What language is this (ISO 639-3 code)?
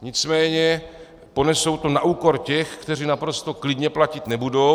ces